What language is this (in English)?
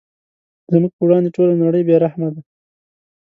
Pashto